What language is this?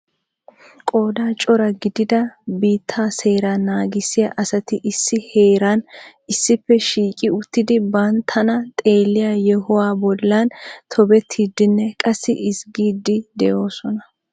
Wolaytta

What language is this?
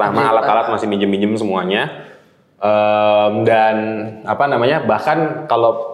Indonesian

